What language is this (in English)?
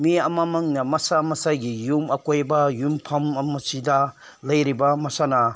Manipuri